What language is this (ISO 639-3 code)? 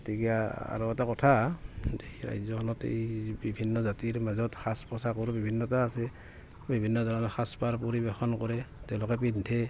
asm